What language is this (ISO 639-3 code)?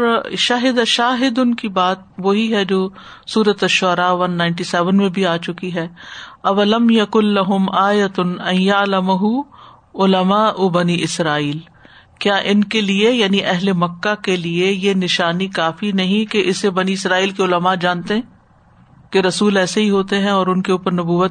urd